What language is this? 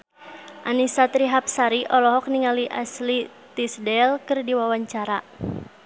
Sundanese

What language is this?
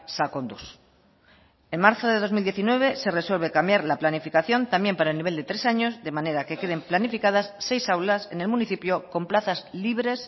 Spanish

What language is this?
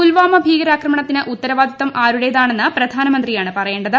Malayalam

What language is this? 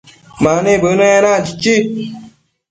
Matsés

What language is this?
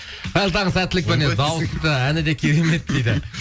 Kazakh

